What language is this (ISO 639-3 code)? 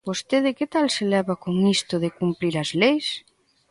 glg